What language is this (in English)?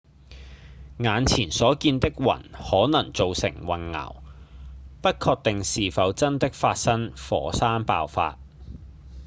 Cantonese